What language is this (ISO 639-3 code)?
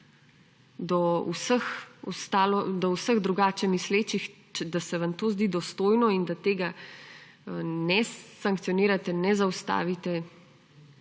slv